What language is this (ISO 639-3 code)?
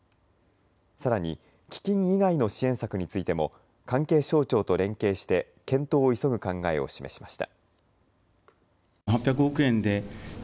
jpn